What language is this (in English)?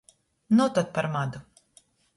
Latgalian